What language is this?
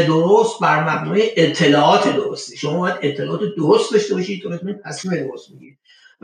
Persian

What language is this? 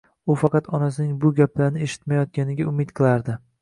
Uzbek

